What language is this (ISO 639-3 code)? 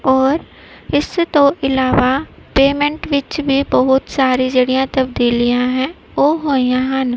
pan